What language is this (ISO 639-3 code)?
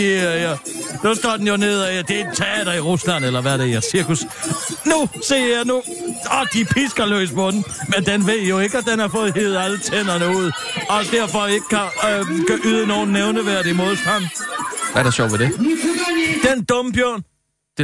dan